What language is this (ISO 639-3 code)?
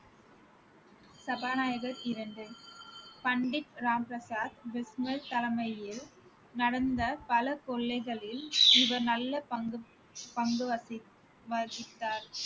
tam